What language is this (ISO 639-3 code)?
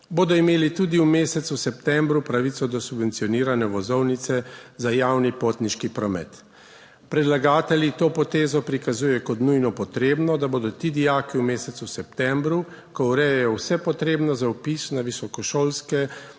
slv